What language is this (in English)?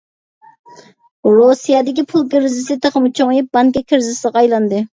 Uyghur